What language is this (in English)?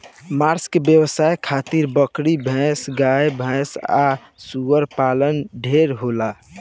Bhojpuri